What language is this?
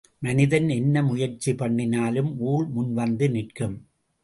Tamil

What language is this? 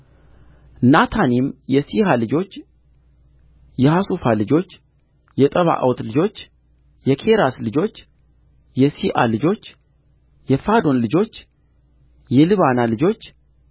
Amharic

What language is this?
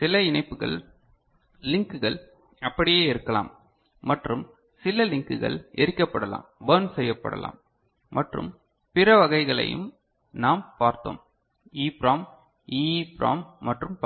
Tamil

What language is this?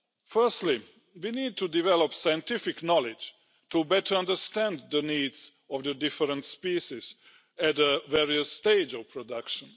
English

